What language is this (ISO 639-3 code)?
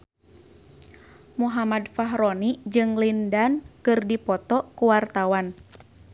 sun